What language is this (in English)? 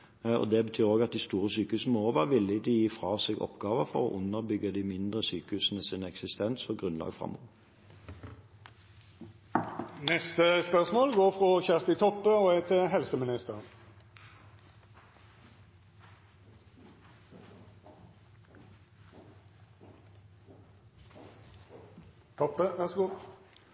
Norwegian